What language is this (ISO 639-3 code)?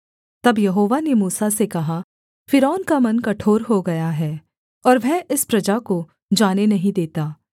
hin